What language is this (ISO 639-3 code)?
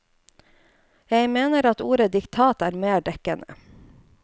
nor